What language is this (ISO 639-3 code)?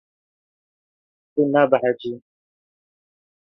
kur